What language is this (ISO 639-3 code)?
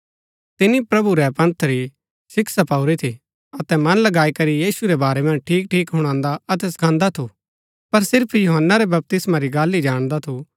gbk